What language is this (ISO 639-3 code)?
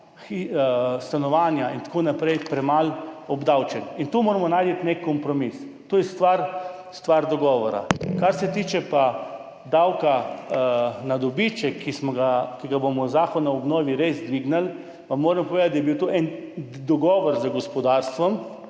slv